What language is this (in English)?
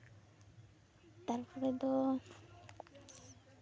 Santali